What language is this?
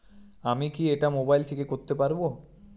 Bangla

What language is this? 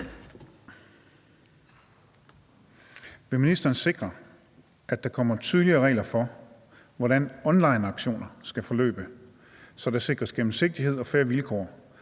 Danish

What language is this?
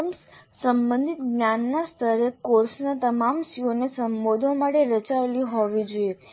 Gujarati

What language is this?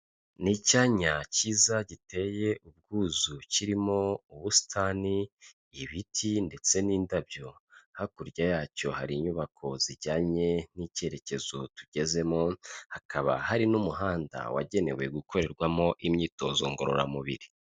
Kinyarwanda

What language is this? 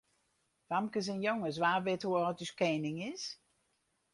Western Frisian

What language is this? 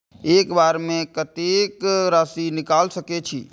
Maithili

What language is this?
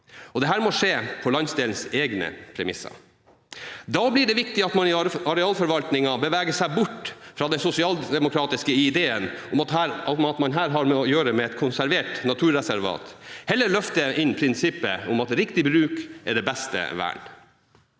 Norwegian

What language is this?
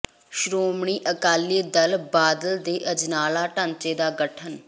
Punjabi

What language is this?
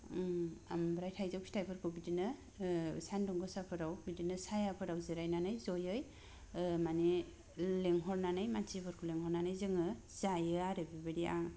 Bodo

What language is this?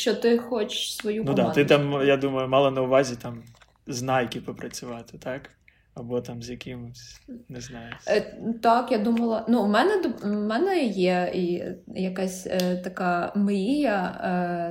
Ukrainian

